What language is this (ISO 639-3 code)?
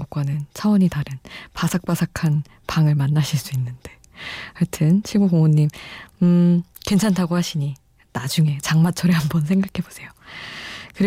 kor